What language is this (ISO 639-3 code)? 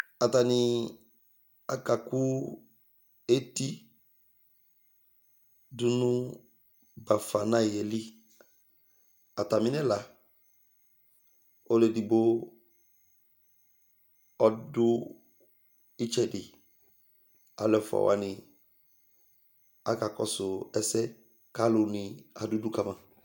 kpo